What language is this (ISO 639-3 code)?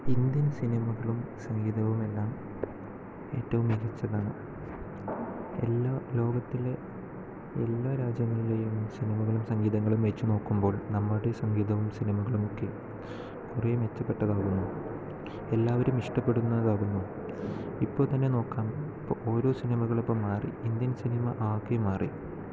mal